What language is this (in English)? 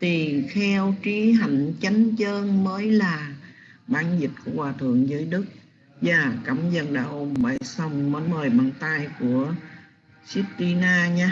Vietnamese